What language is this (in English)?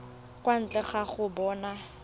Tswana